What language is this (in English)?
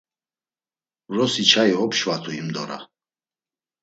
Laz